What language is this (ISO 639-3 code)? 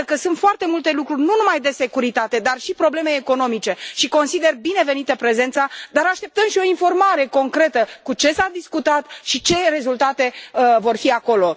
ron